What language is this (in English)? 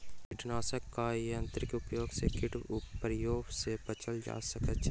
Maithili